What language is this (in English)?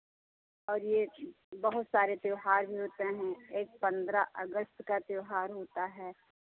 Hindi